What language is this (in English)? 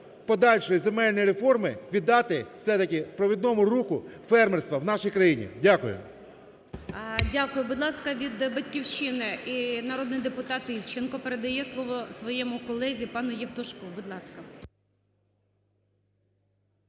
Ukrainian